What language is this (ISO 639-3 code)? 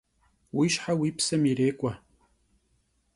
kbd